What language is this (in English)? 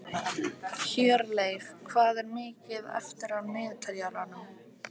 Icelandic